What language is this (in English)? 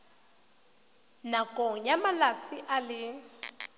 Tswana